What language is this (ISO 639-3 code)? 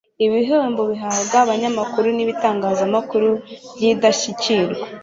kin